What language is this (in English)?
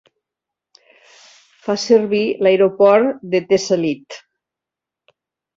Catalan